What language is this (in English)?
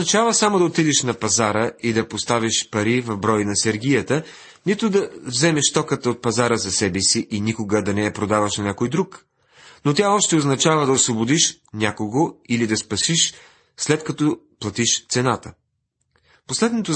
Bulgarian